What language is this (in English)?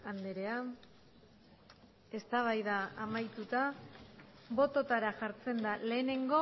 Basque